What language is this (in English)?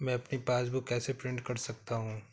Hindi